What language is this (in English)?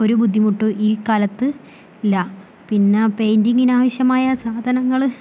Malayalam